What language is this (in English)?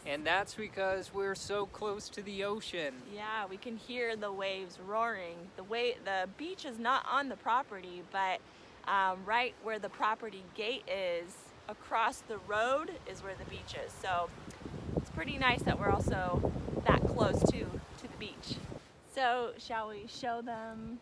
English